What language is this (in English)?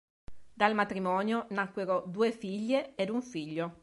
Italian